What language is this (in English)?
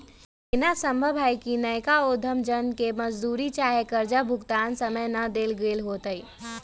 Magahi